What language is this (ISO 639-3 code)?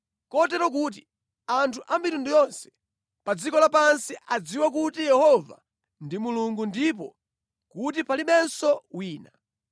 nya